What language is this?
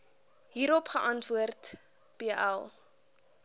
Afrikaans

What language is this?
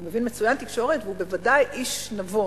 Hebrew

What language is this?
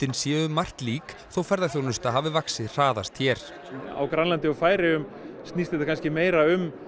Icelandic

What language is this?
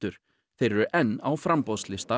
Icelandic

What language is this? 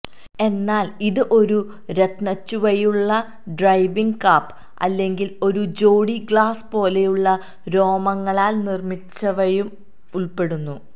Malayalam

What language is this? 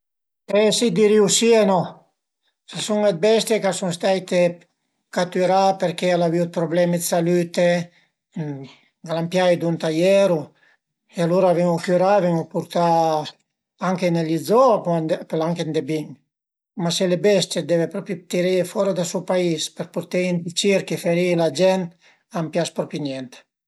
Piedmontese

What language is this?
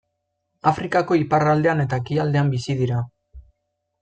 Basque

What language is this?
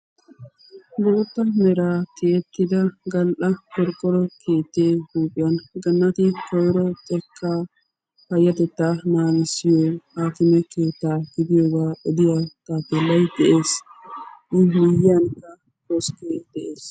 Wolaytta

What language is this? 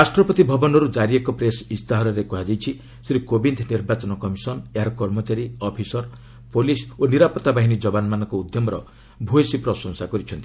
Odia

